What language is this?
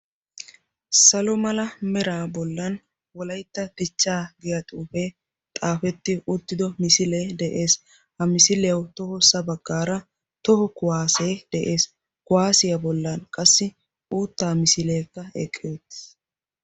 Wolaytta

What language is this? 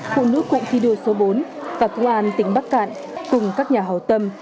Vietnamese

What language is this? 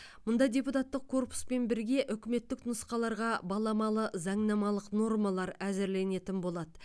Kazakh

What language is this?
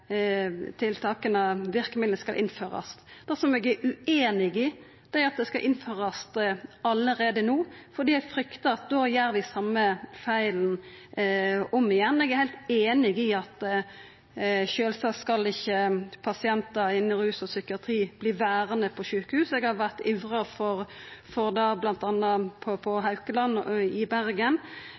Norwegian Nynorsk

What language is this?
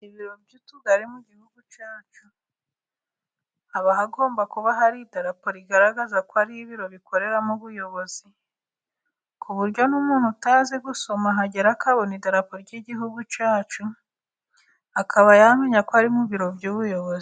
Kinyarwanda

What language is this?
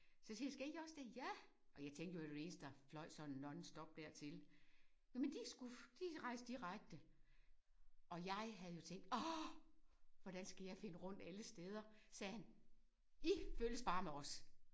Danish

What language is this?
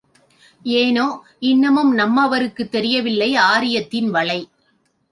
Tamil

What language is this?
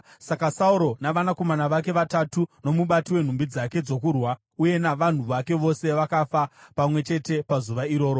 Shona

